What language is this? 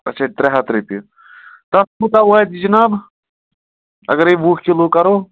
Kashmiri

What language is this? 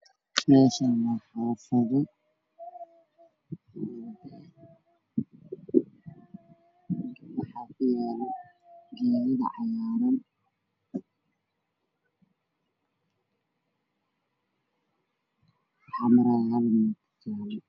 Somali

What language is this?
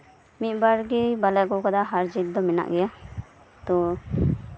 Santali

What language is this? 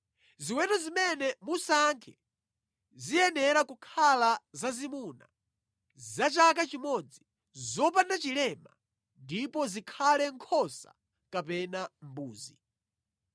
Nyanja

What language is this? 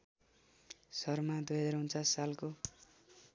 Nepali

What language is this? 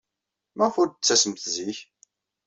Kabyle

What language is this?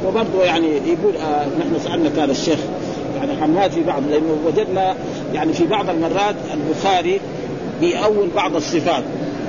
Arabic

